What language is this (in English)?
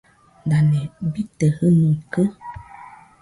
Nüpode Huitoto